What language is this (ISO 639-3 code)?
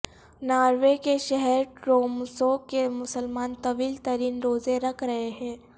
urd